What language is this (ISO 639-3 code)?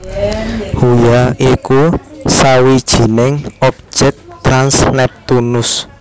jav